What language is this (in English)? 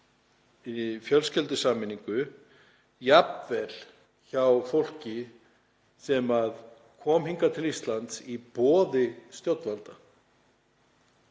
Icelandic